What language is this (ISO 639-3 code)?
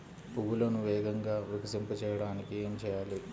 tel